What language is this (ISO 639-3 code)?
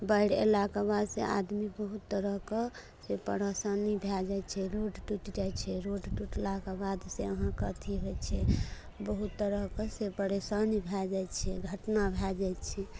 mai